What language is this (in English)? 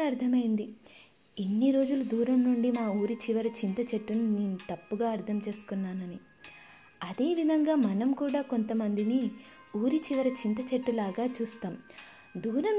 Telugu